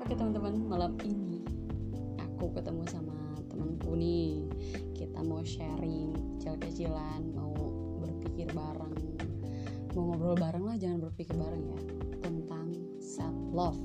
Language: Indonesian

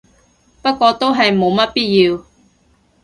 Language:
Cantonese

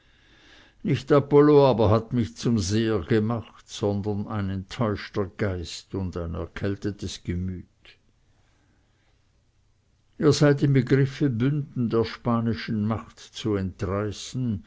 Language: German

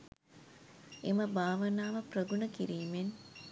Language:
Sinhala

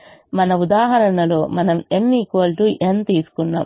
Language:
Telugu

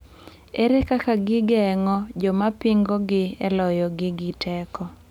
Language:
Luo (Kenya and Tanzania)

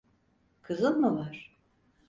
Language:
Turkish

